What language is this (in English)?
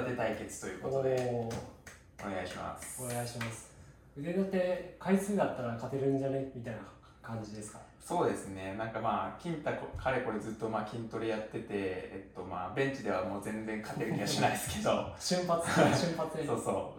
Japanese